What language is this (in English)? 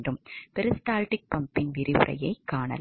Tamil